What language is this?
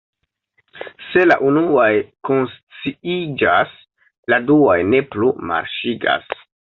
Esperanto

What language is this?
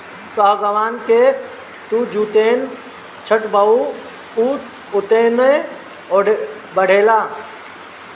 Bhojpuri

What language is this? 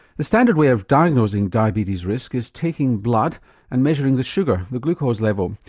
English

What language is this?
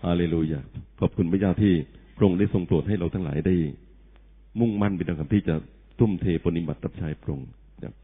Thai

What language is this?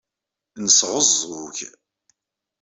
Kabyle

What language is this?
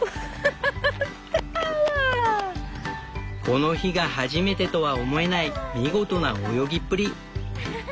Japanese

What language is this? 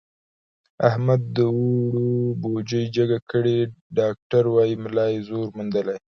Pashto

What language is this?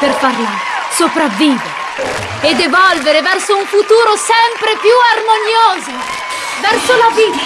Italian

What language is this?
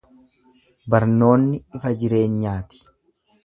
Oromo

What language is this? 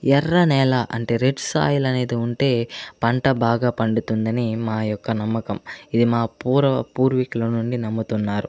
Telugu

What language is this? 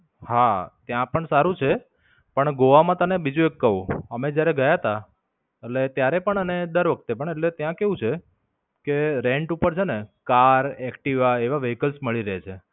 Gujarati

